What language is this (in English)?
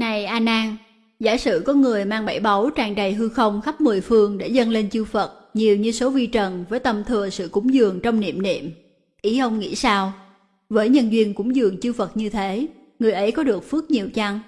Vietnamese